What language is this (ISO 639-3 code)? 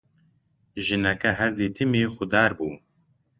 ckb